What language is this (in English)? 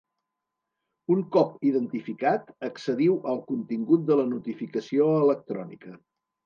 Catalan